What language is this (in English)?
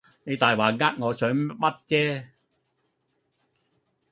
Cantonese